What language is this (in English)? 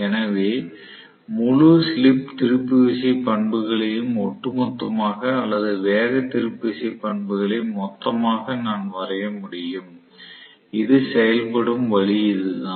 Tamil